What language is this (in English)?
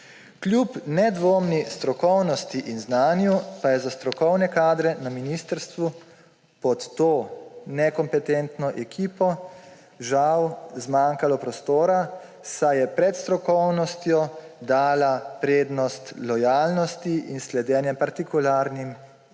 Slovenian